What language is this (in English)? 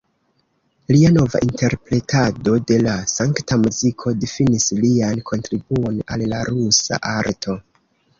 Esperanto